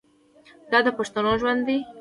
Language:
Pashto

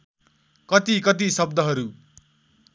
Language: Nepali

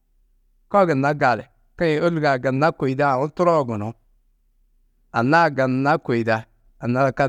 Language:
Tedaga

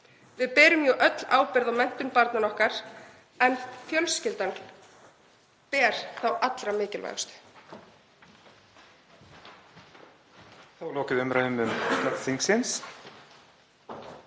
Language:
Icelandic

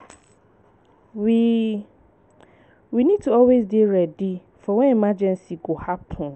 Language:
Nigerian Pidgin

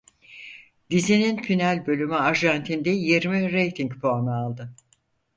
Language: Turkish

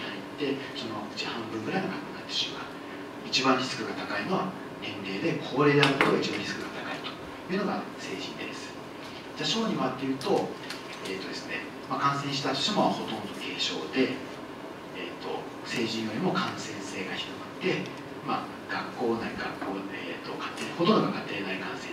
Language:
Japanese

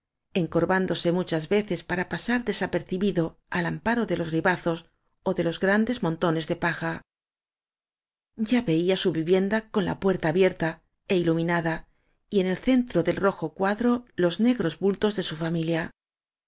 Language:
Spanish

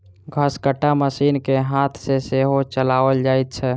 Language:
Maithili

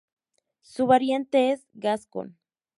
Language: Spanish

